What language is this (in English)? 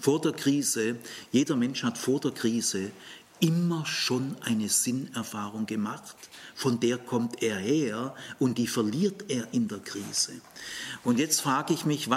German